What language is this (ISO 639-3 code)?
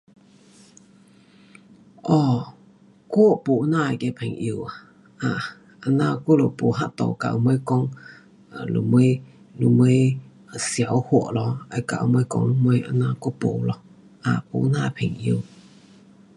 cpx